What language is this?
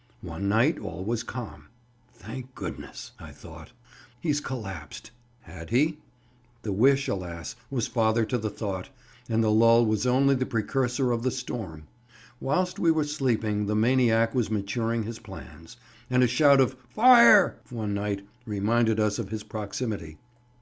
English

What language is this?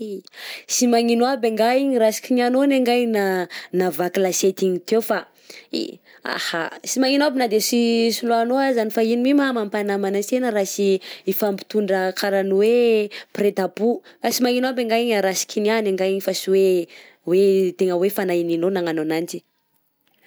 Southern Betsimisaraka Malagasy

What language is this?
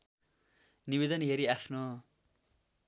Nepali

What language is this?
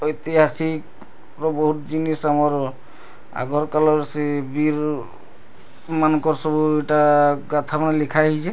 Odia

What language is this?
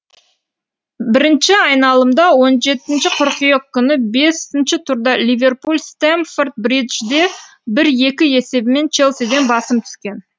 Kazakh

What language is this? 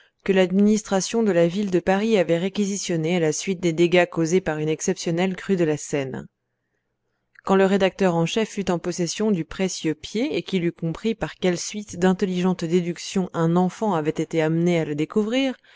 French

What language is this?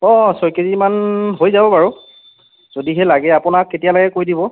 Assamese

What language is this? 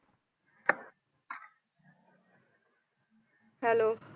Punjabi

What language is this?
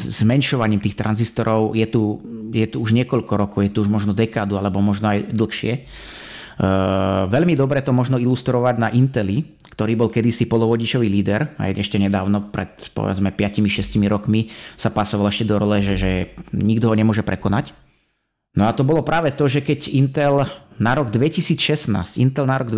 Slovak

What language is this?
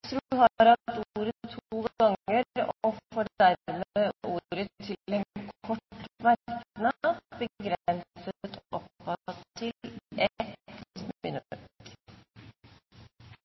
Norwegian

